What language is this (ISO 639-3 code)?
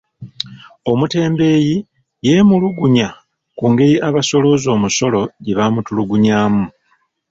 lug